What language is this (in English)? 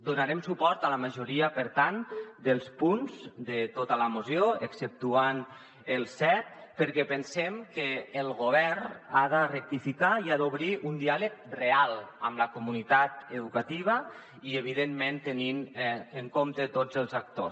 Catalan